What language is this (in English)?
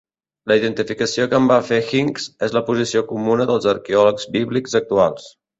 Catalan